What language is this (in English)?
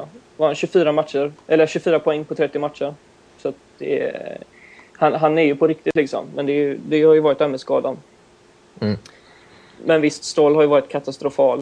Swedish